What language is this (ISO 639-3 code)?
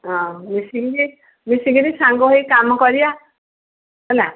ori